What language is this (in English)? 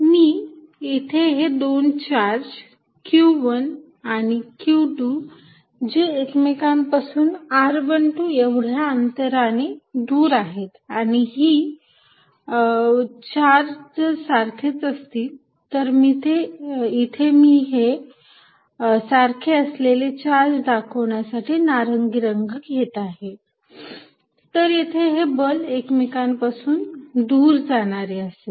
Marathi